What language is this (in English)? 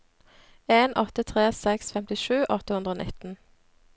Norwegian